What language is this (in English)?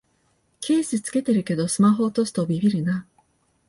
Japanese